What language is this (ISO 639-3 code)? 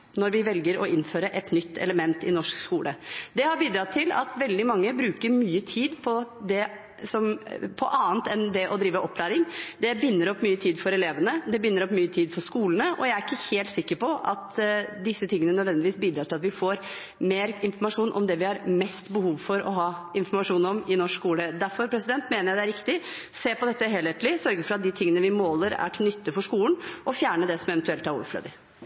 nob